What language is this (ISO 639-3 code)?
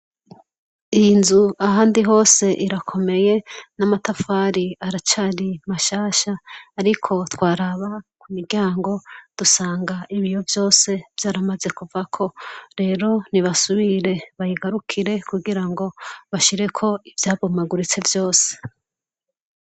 run